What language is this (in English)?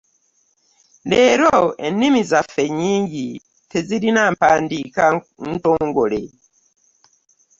Ganda